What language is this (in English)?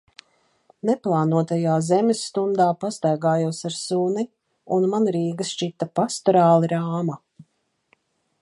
Latvian